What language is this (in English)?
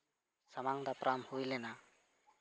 Santali